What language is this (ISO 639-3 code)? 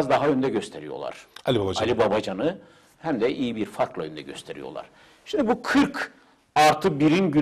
tur